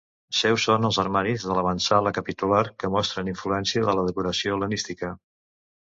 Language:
Catalan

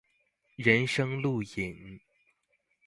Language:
Chinese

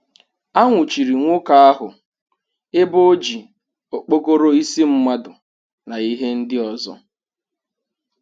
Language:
Igbo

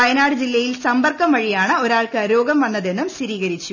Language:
Malayalam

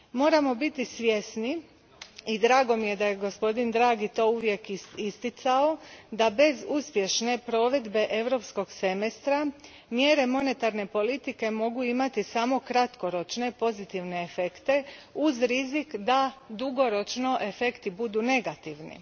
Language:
Croatian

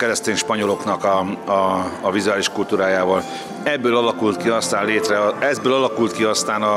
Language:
Hungarian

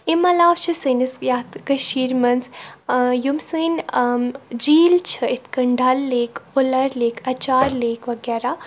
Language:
Kashmiri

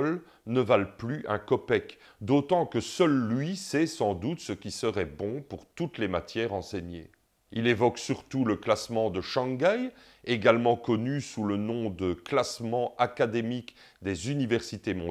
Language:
French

